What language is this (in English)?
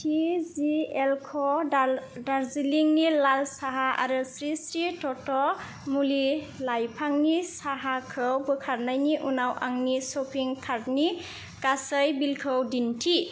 Bodo